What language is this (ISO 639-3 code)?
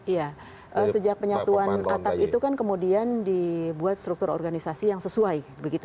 ind